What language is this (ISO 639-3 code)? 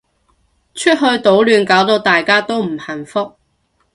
yue